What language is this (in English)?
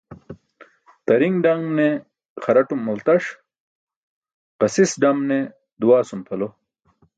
Burushaski